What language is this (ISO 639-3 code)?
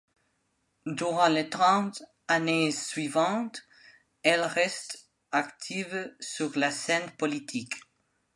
fra